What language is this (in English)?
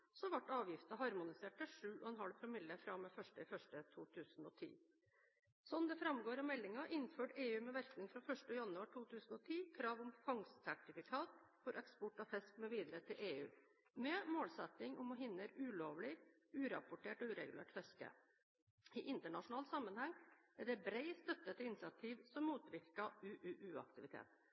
Norwegian Bokmål